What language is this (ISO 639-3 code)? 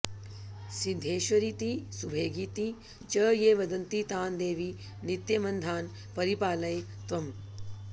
san